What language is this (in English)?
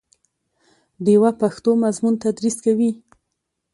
Pashto